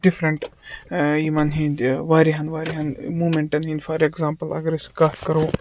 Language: Kashmiri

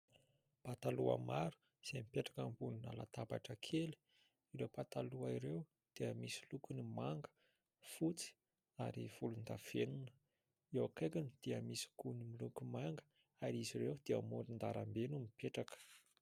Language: Malagasy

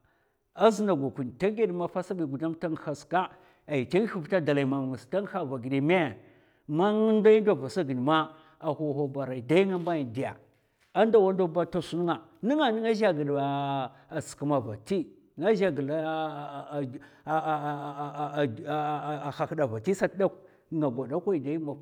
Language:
Mafa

